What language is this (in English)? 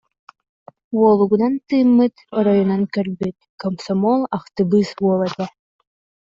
Yakut